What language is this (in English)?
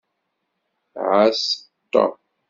Kabyle